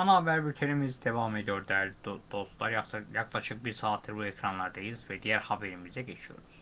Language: Turkish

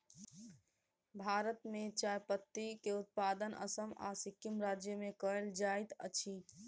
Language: Maithili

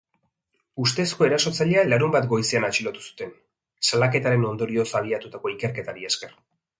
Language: Basque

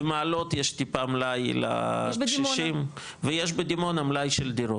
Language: Hebrew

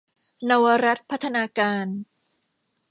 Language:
Thai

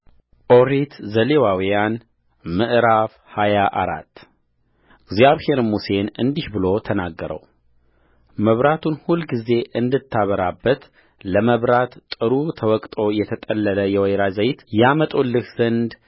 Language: Amharic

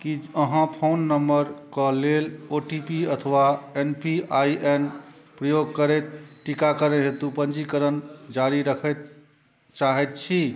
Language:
Maithili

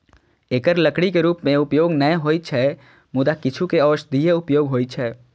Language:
Maithili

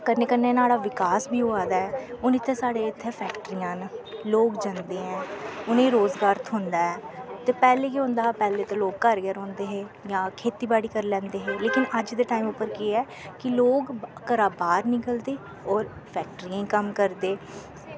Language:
Dogri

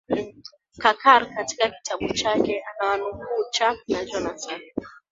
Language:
Swahili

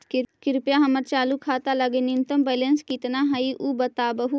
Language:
Magahi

